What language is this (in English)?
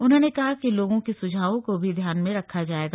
Hindi